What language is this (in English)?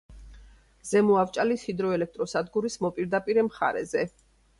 Georgian